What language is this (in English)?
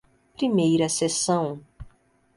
Portuguese